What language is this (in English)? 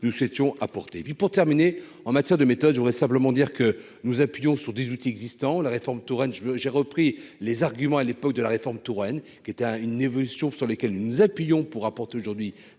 French